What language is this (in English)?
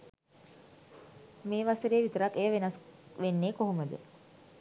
Sinhala